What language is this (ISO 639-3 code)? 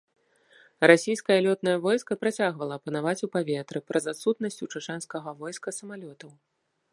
bel